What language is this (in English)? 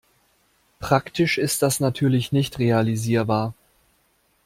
German